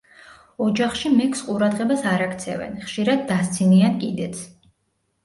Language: Georgian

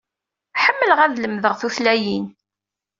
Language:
Kabyle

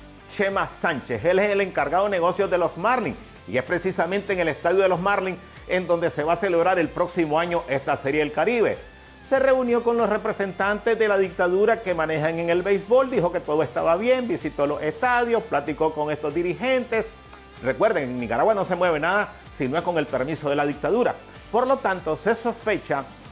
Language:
Spanish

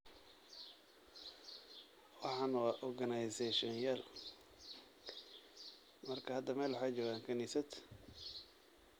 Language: Somali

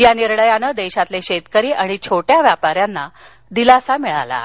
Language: Marathi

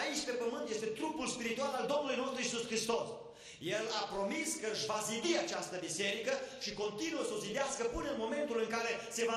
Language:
Romanian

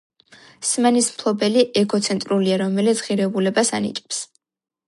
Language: Georgian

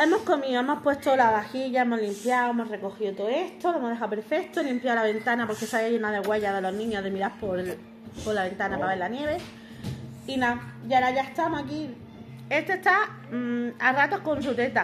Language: Spanish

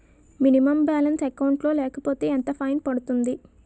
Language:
Telugu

